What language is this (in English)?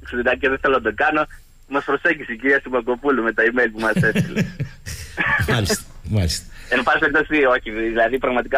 Greek